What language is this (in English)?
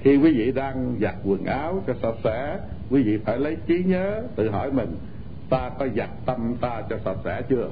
Vietnamese